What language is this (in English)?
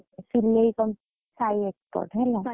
Odia